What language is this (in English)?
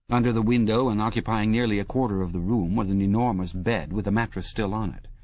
English